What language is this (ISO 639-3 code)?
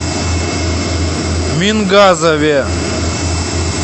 rus